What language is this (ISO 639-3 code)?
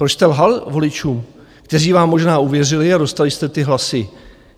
ces